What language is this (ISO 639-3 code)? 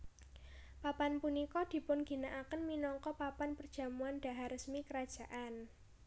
jav